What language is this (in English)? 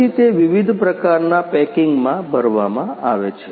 Gujarati